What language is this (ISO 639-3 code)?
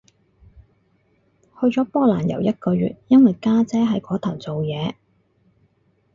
yue